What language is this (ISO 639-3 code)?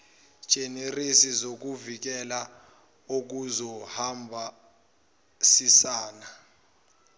zul